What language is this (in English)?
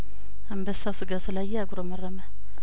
Amharic